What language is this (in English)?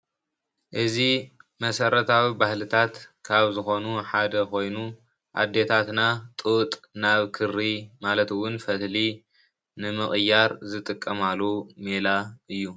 Tigrinya